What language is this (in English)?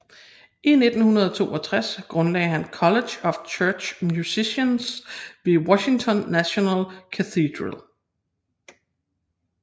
Danish